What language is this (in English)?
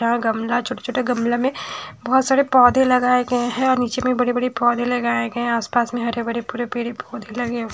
Hindi